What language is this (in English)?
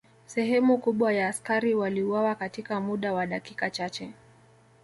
Swahili